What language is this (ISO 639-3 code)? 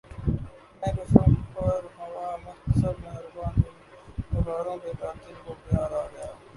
urd